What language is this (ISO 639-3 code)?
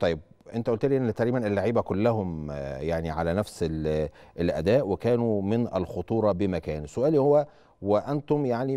ara